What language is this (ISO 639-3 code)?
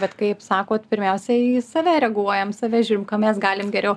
lit